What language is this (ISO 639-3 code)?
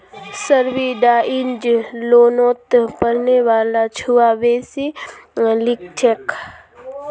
mag